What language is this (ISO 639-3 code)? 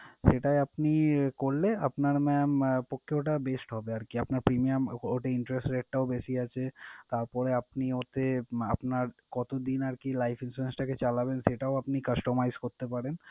ben